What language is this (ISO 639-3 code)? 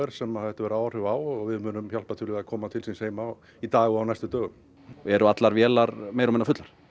isl